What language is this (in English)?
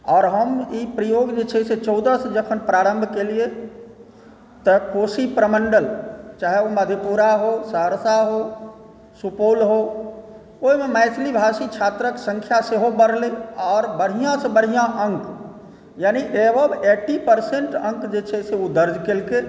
Maithili